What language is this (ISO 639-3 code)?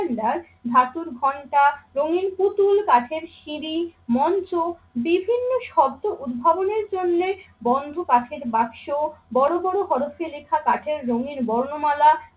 ben